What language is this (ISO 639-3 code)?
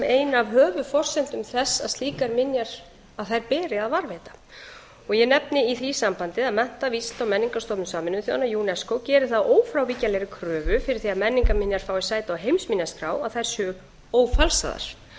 isl